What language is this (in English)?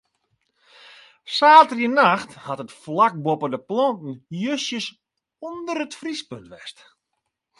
Western Frisian